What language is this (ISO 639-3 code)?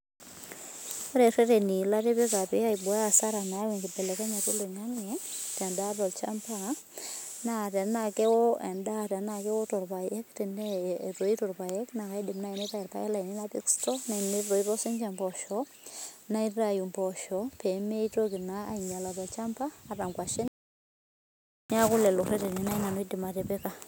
mas